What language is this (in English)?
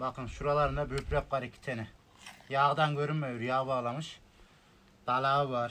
Turkish